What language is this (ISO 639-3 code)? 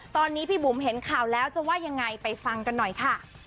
tha